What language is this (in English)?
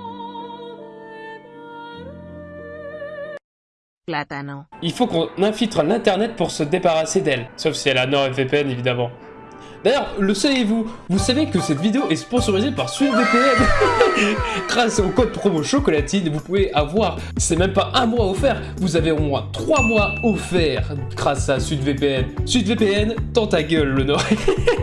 French